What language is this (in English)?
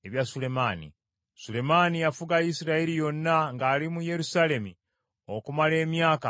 Ganda